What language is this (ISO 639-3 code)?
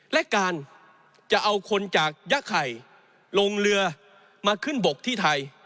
tha